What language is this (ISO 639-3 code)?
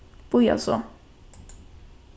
fao